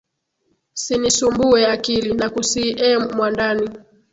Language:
Swahili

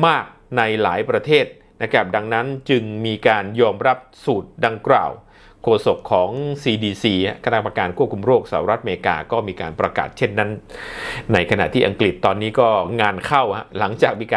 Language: Thai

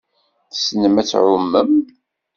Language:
Kabyle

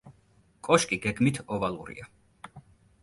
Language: Georgian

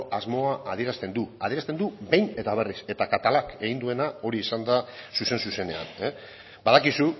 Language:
Basque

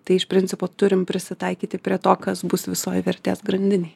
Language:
Lithuanian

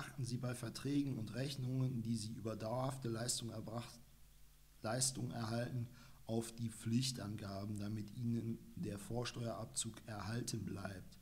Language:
German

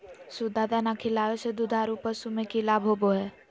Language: Magahi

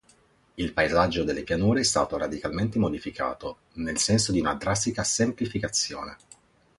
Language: Italian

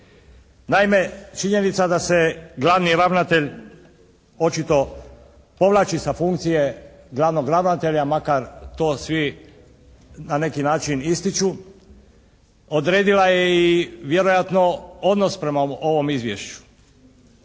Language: Croatian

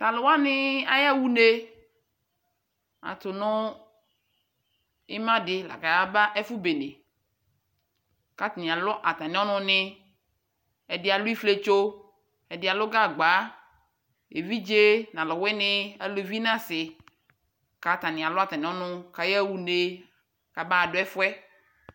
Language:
Ikposo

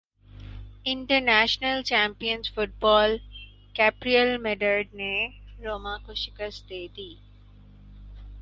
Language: Urdu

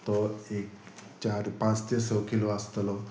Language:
Konkani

